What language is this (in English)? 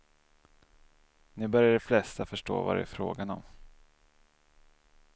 Swedish